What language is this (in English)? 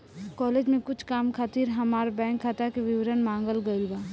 Bhojpuri